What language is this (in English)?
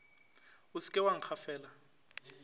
Northern Sotho